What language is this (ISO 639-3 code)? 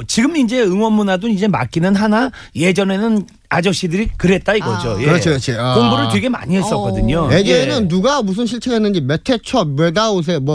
kor